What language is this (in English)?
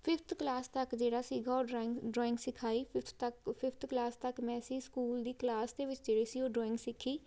Punjabi